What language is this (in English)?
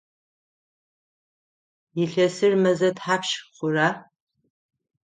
Adyghe